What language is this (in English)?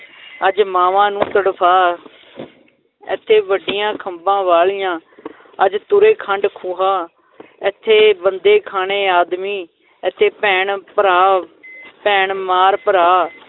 Punjabi